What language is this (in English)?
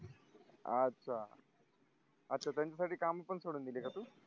Marathi